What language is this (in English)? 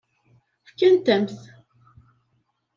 Kabyle